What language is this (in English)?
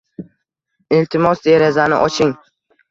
Uzbek